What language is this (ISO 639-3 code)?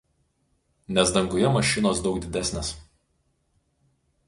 lit